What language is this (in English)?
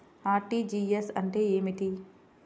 Telugu